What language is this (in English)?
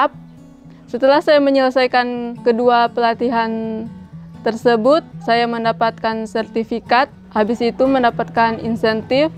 Indonesian